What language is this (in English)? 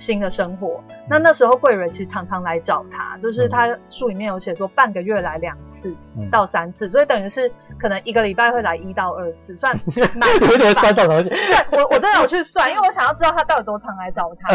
Chinese